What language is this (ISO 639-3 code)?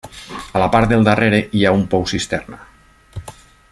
cat